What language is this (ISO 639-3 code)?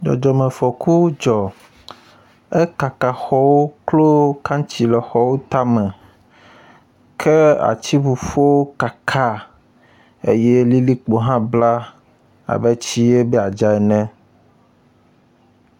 ewe